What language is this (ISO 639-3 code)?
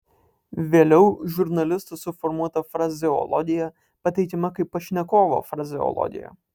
lit